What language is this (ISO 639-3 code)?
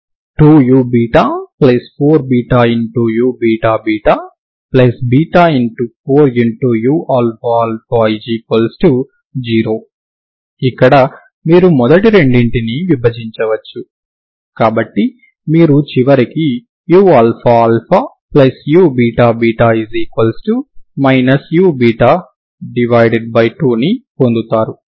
tel